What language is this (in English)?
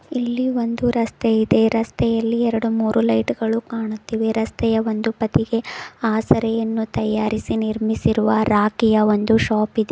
Kannada